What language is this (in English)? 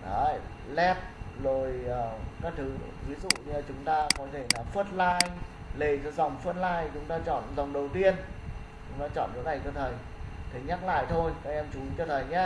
Vietnamese